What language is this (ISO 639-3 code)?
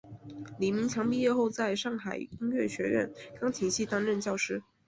zho